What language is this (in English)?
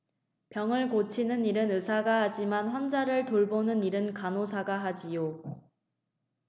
Korean